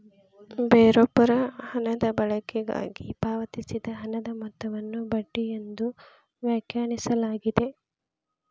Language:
Kannada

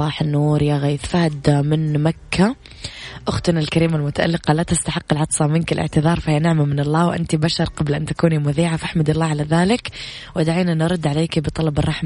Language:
Arabic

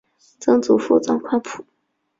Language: Chinese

